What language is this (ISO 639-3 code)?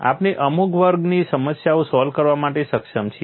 guj